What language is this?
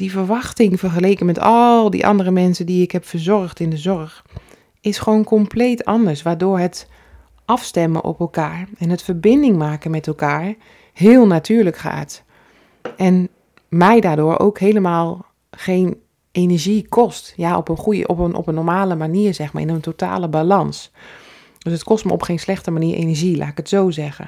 Dutch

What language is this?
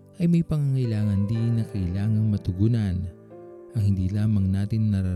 Filipino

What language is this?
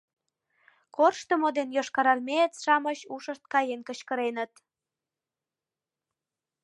Mari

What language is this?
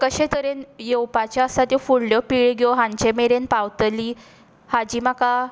Konkani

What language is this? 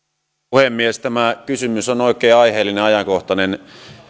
Finnish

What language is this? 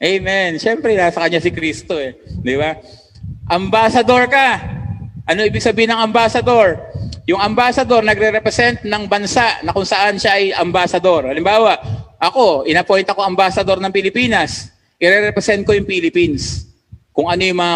Filipino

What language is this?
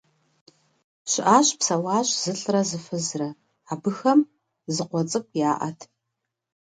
Kabardian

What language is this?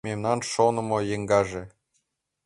Mari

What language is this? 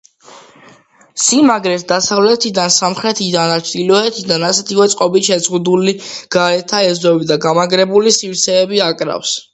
Georgian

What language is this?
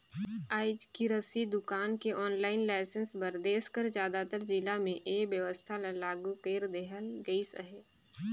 Chhattisgarhi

